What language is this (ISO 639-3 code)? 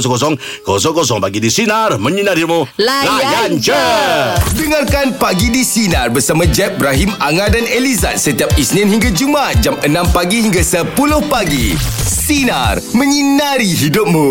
msa